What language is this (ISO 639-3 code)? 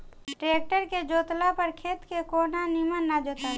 bho